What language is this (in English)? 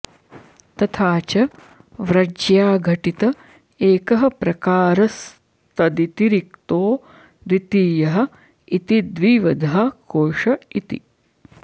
Sanskrit